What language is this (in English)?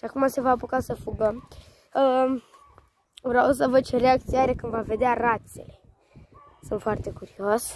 Romanian